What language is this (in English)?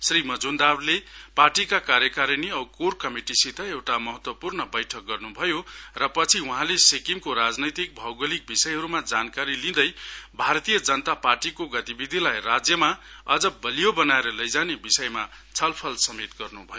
Nepali